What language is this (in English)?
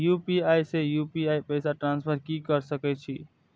Maithili